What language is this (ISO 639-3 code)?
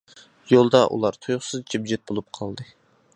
uig